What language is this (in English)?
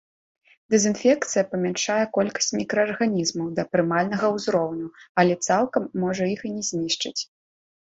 Belarusian